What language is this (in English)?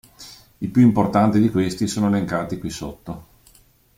Italian